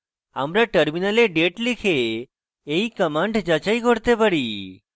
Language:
Bangla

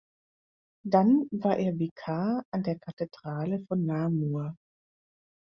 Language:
German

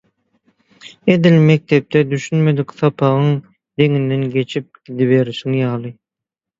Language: Turkmen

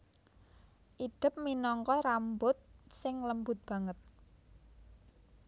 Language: Javanese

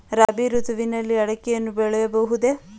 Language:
Kannada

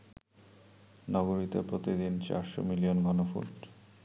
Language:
Bangla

